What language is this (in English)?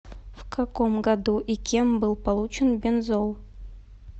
Russian